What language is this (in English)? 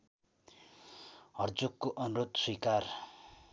Nepali